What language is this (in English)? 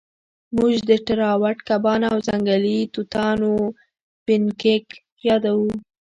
Pashto